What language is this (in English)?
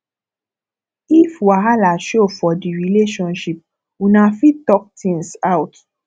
Nigerian Pidgin